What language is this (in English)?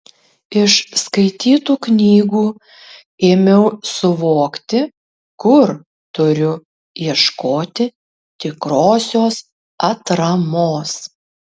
Lithuanian